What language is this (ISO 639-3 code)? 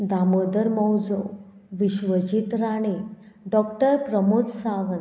kok